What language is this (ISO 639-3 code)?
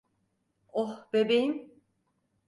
tur